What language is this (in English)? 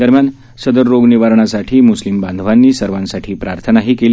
Marathi